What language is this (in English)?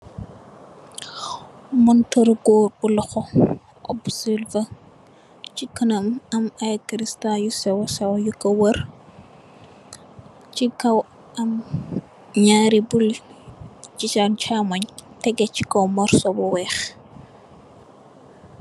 Wolof